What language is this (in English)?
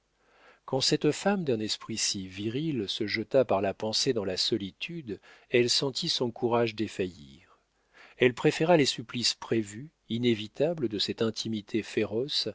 French